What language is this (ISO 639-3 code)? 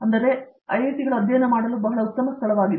kan